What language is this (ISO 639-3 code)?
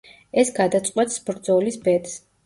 kat